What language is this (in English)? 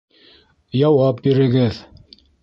Bashkir